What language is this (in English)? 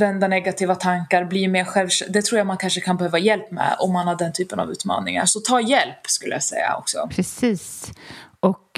Swedish